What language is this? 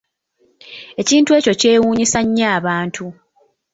Ganda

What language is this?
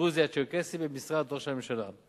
Hebrew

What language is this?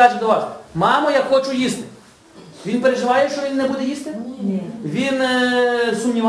Ukrainian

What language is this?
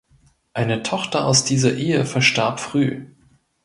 German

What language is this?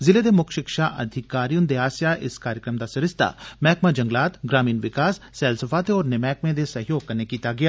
Dogri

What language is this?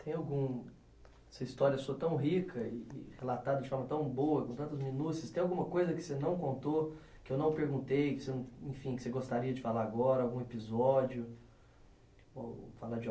Portuguese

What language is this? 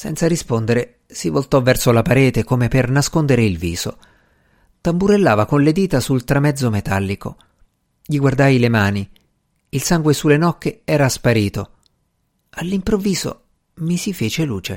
Italian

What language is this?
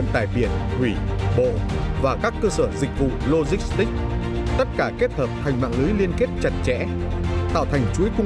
Vietnamese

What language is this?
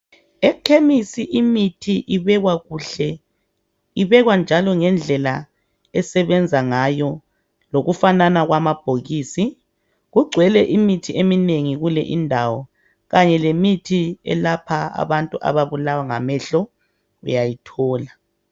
North Ndebele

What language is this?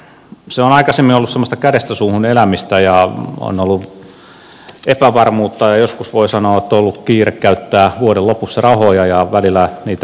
Finnish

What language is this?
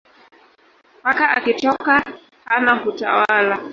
Swahili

